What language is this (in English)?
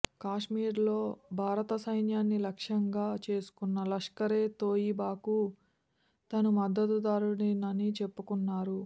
Telugu